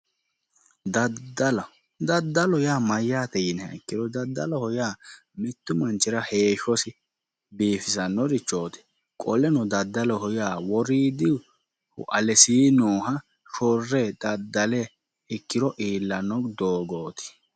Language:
Sidamo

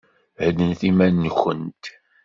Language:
Kabyle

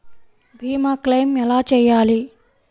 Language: Telugu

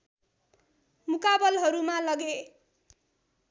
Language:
Nepali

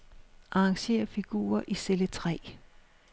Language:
Danish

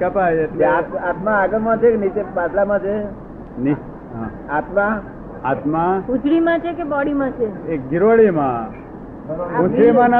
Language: Gujarati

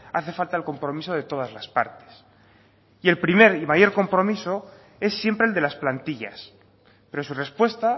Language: Spanish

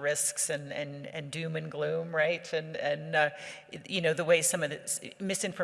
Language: English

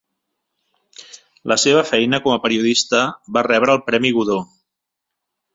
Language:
Catalan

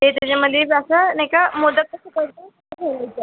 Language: Marathi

